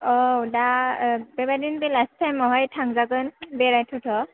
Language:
Bodo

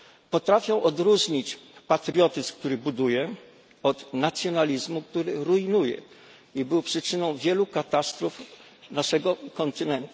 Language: Polish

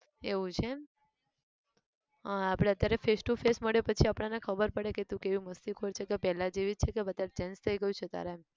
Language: Gujarati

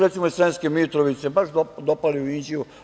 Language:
Serbian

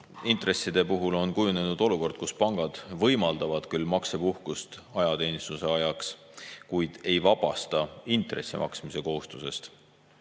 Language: Estonian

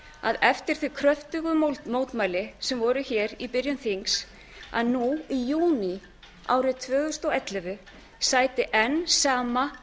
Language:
Icelandic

